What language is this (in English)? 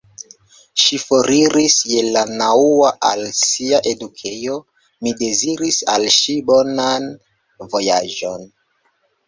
Esperanto